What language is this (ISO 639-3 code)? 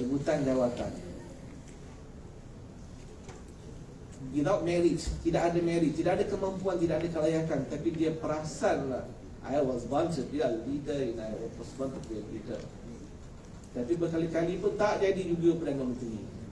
msa